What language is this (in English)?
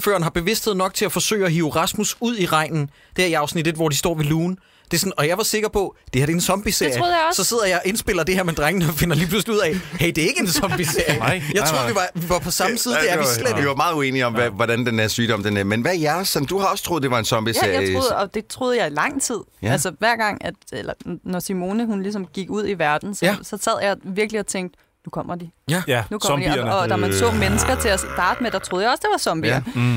Danish